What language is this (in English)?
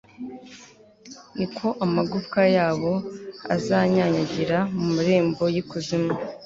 Kinyarwanda